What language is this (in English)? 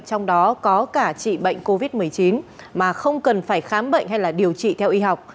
Vietnamese